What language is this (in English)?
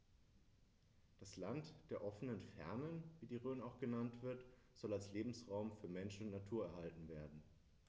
German